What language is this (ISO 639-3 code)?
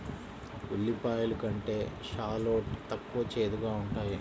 tel